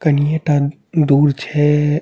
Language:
Maithili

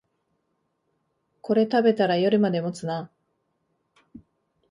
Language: Japanese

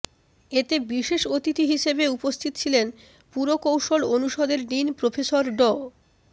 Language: Bangla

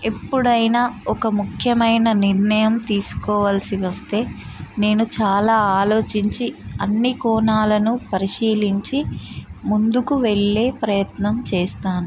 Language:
Telugu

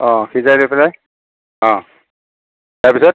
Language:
Assamese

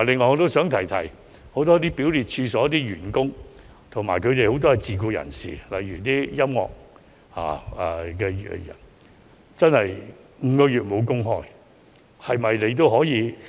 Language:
Cantonese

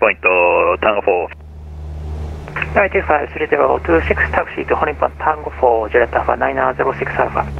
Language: Japanese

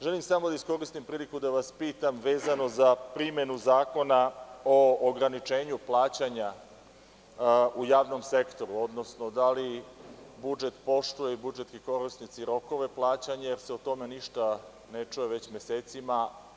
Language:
Serbian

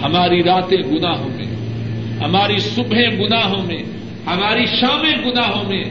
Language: Urdu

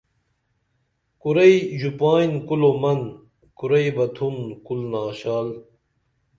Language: Dameli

